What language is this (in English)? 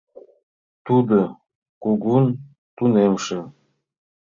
Mari